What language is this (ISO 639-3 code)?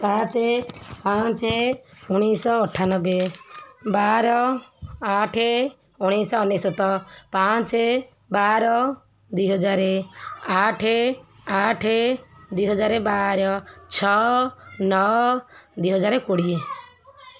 ori